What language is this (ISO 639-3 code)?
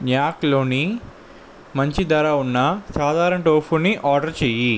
tel